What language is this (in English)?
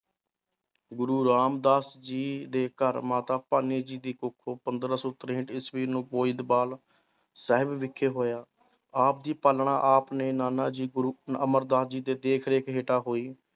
Punjabi